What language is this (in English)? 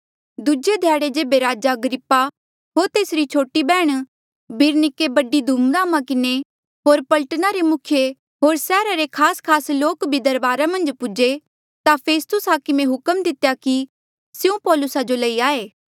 Mandeali